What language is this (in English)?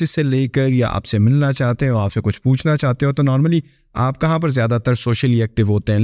Urdu